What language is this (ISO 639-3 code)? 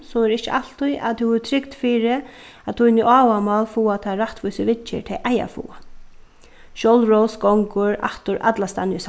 fao